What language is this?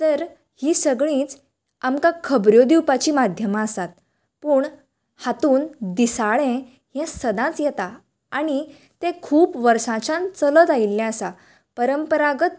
Konkani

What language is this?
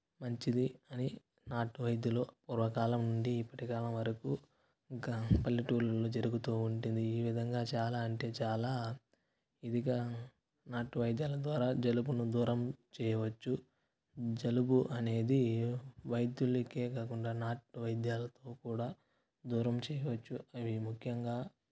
Telugu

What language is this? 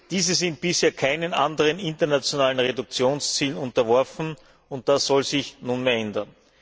German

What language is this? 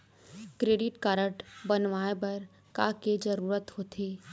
Chhattisgarhi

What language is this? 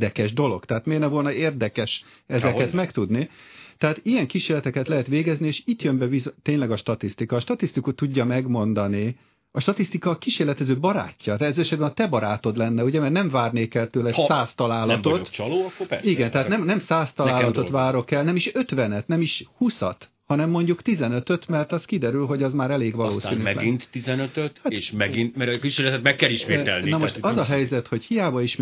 Hungarian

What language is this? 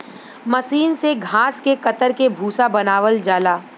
Bhojpuri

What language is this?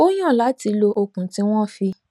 Yoruba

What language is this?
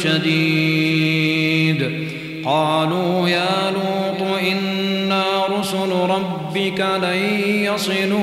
Arabic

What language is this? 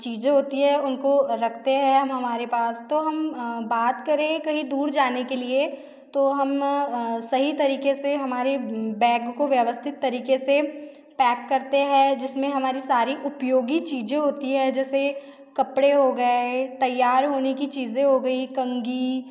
Hindi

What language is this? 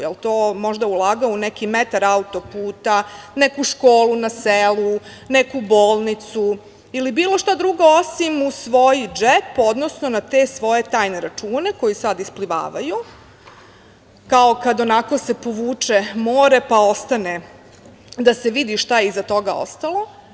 Serbian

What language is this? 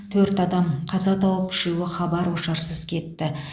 Kazakh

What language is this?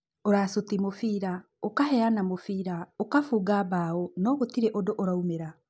Kikuyu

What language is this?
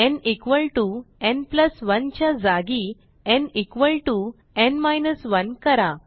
Marathi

